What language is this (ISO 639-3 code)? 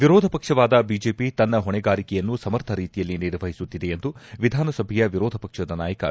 kan